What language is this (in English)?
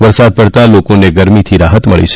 Gujarati